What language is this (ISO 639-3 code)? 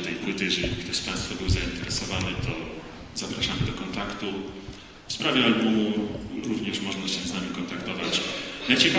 pol